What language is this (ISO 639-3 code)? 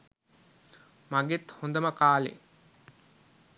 sin